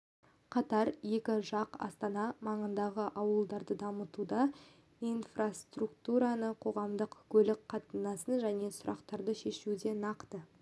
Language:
Kazakh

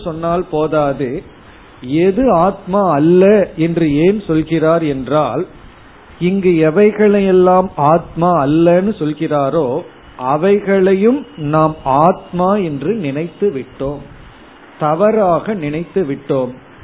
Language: Tamil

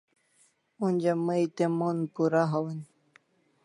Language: Kalasha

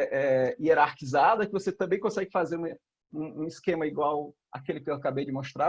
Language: Portuguese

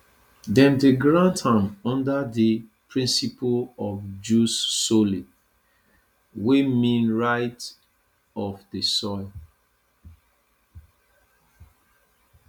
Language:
Nigerian Pidgin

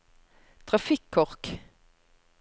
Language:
Norwegian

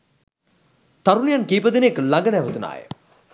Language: Sinhala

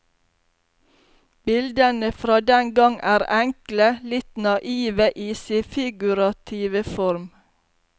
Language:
Norwegian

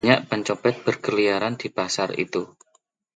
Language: Indonesian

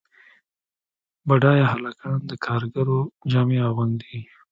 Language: Pashto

